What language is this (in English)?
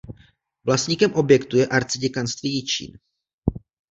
Czech